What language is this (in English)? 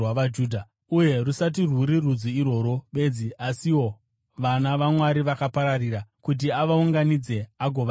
Shona